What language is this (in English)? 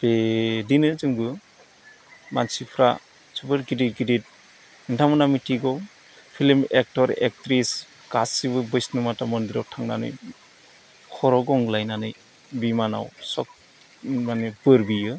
Bodo